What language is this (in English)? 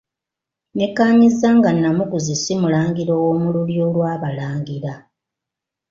Ganda